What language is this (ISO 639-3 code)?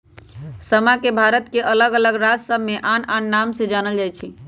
mag